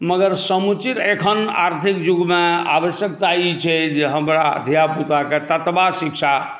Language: Maithili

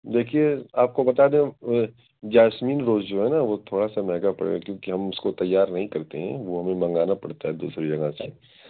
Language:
Urdu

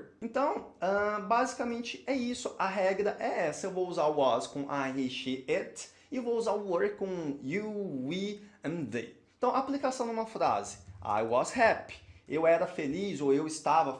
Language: Portuguese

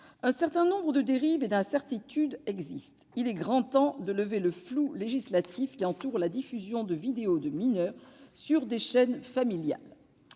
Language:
French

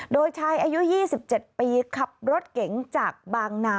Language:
Thai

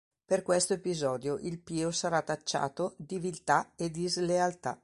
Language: Italian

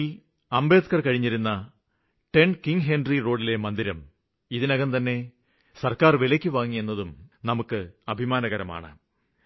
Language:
Malayalam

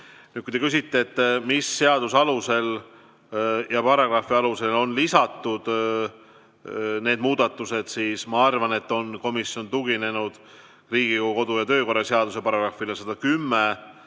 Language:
Estonian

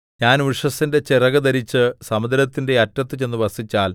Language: Malayalam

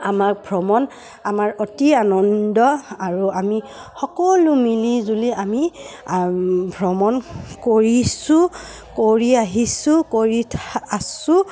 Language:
Assamese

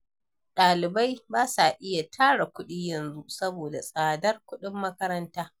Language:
Hausa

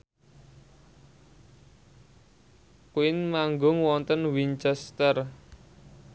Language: Javanese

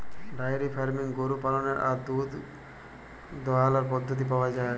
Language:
Bangla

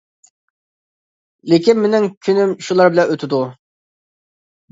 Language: Uyghur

